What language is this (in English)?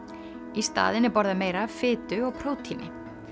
Icelandic